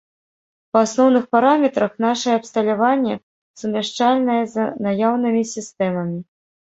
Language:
Belarusian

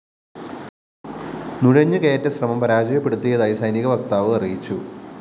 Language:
Malayalam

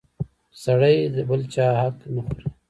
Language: Pashto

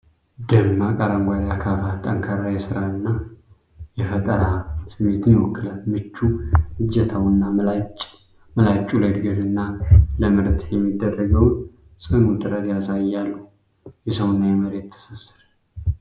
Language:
Amharic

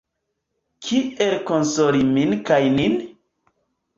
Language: Esperanto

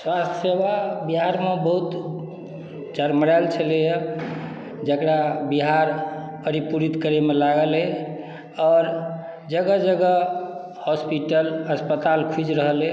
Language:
Maithili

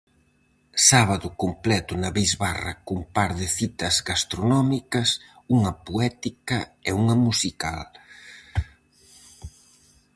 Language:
Galician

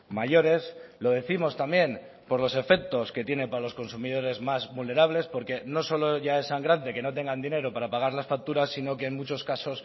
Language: Spanish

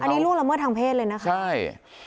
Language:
Thai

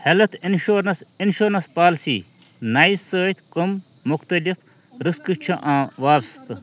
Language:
Kashmiri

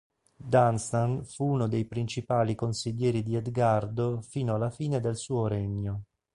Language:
Italian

